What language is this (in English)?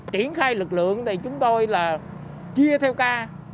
Vietnamese